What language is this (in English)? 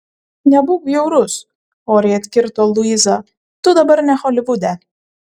Lithuanian